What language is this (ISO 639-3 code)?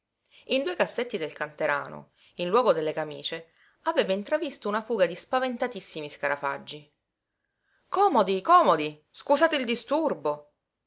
ita